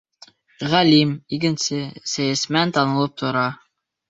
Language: Bashkir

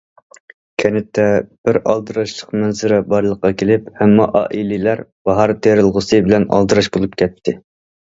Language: Uyghur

